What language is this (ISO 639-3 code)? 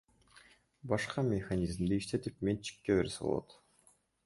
kir